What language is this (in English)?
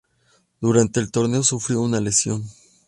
Spanish